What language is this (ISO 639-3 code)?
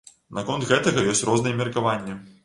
bel